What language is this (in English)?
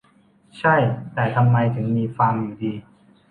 Thai